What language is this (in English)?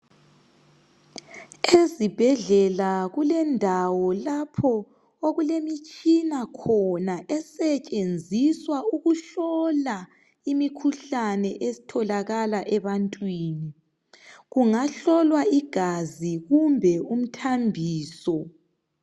North Ndebele